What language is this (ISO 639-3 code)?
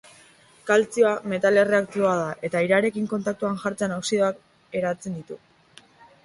eus